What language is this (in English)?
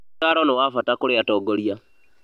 Kikuyu